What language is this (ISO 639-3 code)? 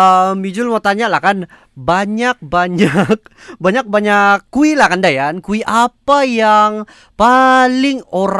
msa